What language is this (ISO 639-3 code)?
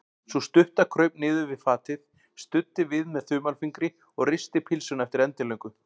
isl